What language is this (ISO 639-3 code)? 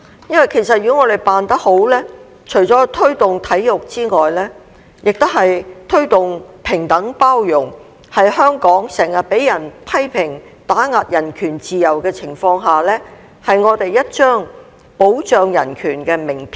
yue